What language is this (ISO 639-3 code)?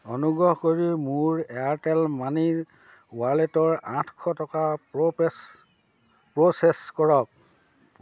asm